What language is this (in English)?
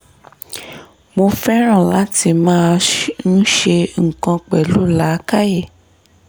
Yoruba